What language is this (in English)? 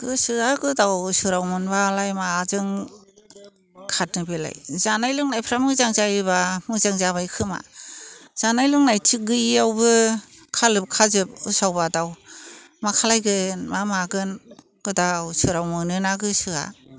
Bodo